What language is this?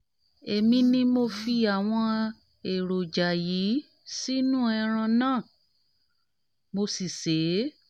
Yoruba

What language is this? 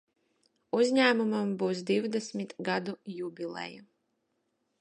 Latvian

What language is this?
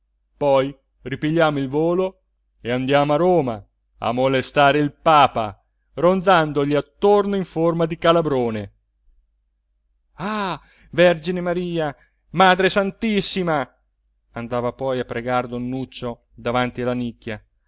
Italian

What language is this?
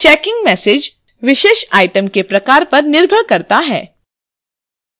Hindi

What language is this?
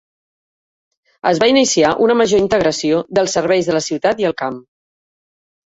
Catalan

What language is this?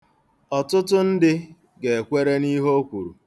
Igbo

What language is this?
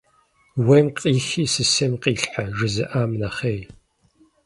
Kabardian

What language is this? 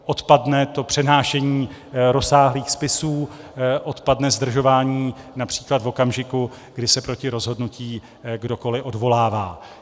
Czech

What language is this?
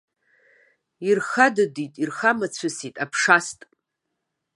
Abkhazian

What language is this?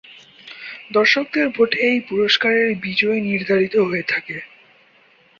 Bangla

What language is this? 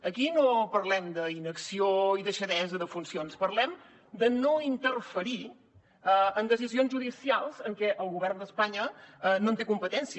Catalan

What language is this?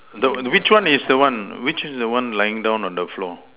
English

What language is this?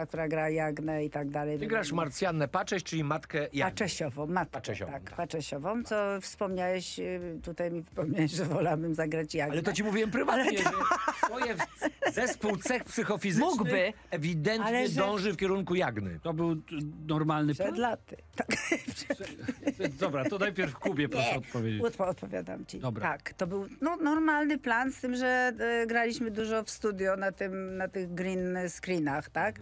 Polish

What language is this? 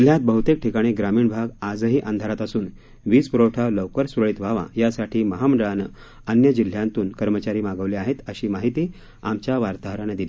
Marathi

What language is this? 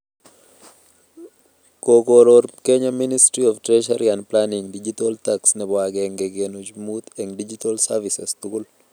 Kalenjin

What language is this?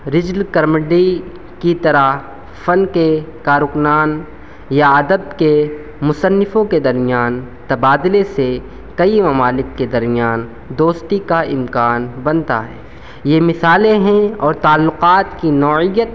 Urdu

